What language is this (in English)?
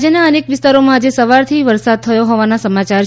Gujarati